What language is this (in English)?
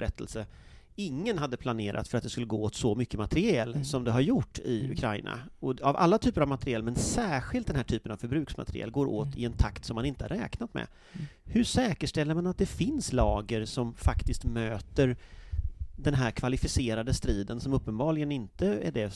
Swedish